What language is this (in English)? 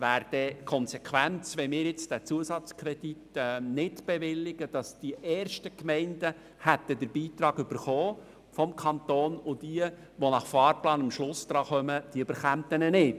Swiss German